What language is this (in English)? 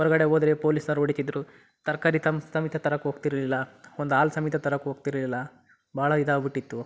Kannada